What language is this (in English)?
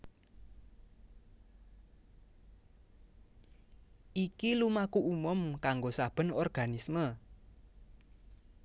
Javanese